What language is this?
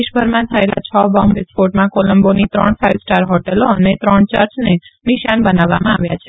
Gujarati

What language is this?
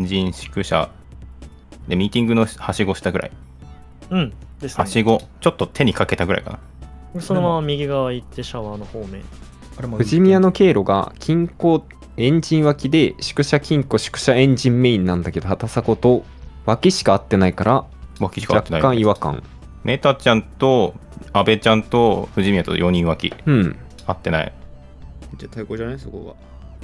Japanese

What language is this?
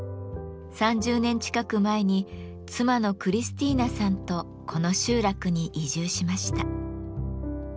Japanese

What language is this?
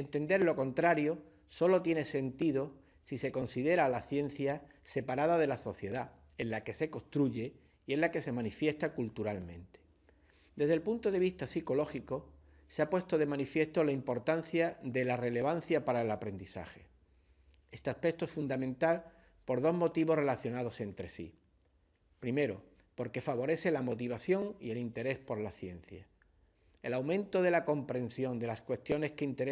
Spanish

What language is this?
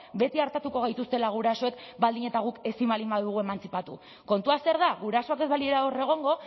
Basque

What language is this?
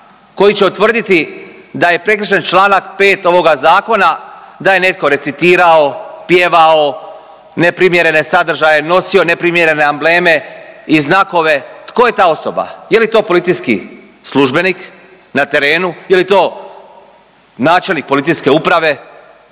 Croatian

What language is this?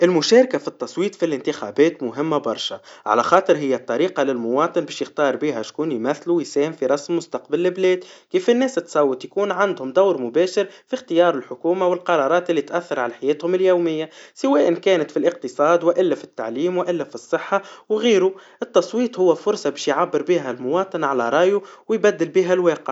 Tunisian Arabic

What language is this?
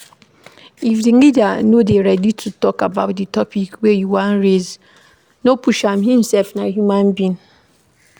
Nigerian Pidgin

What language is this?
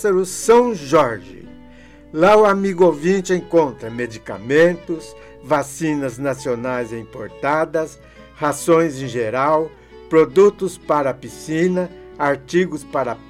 Portuguese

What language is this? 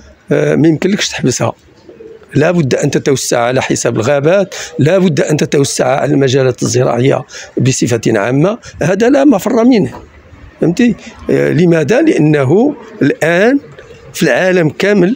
Arabic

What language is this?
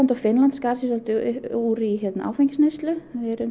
Icelandic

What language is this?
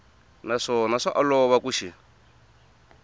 Tsonga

